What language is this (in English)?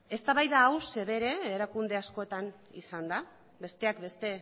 Basque